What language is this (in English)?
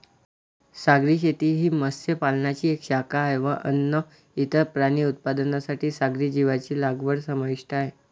Marathi